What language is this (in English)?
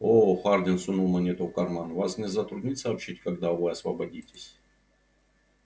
Russian